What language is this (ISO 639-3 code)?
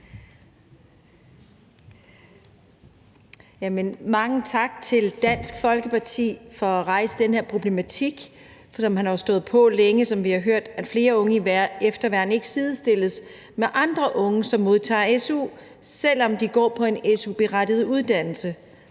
dan